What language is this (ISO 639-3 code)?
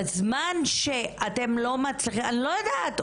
heb